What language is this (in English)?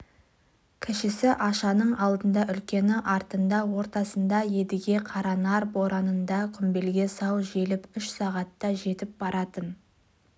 Kazakh